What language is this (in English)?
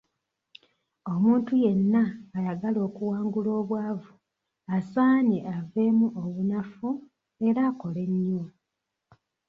Ganda